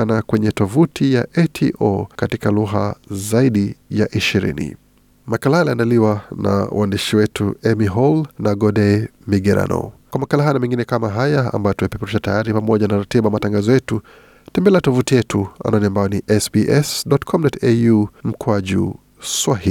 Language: Swahili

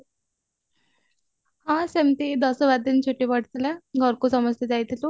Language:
Odia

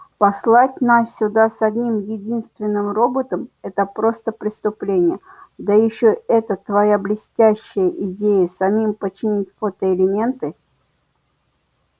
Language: Russian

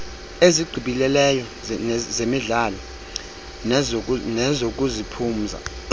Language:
Xhosa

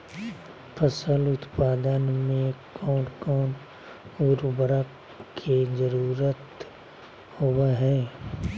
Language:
Magahi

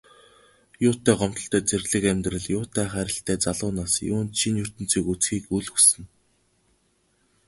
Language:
Mongolian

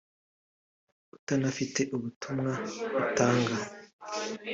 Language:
Kinyarwanda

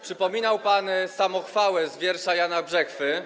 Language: Polish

